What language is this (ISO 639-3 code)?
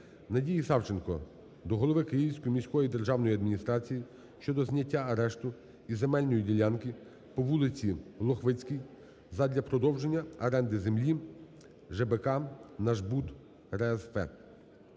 ukr